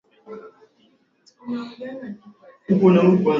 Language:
Swahili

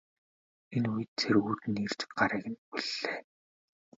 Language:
Mongolian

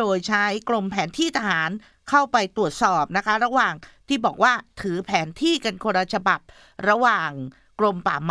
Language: Thai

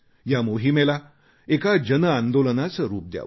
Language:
Marathi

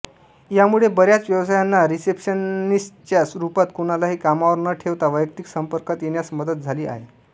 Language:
Marathi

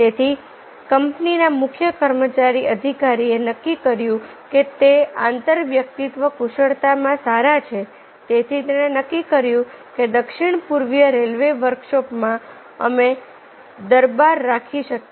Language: Gujarati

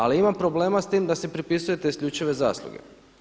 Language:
Croatian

